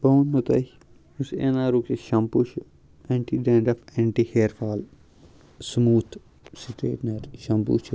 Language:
Kashmiri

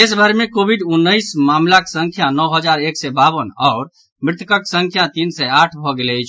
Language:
Maithili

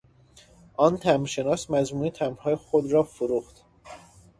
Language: Persian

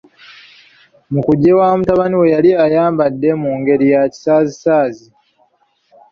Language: Ganda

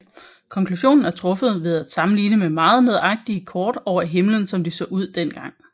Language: Danish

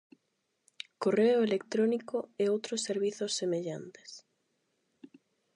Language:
Galician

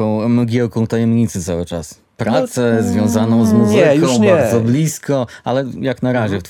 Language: Polish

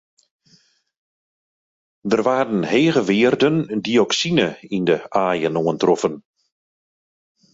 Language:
Western Frisian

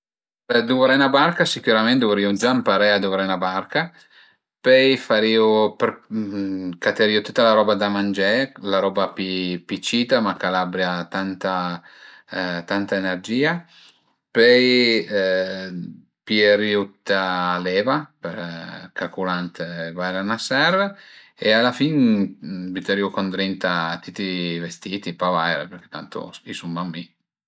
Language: Piedmontese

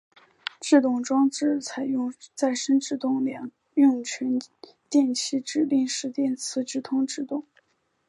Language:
Chinese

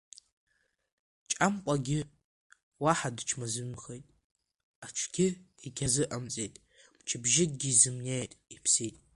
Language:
Abkhazian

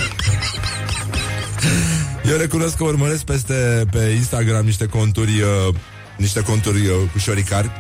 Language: Romanian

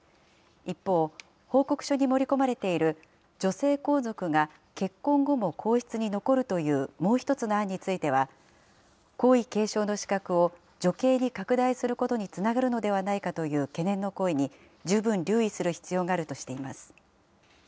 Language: Japanese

